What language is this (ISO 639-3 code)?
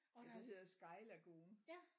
dan